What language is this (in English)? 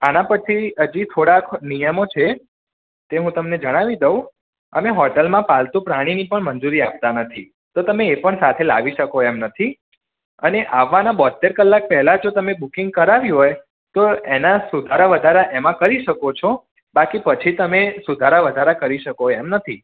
Gujarati